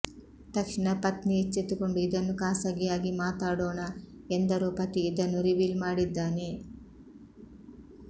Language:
Kannada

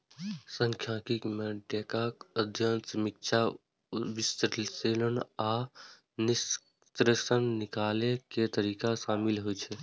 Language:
Maithili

